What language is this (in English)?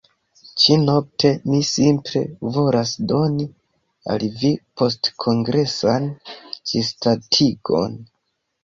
Esperanto